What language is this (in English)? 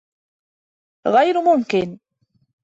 Arabic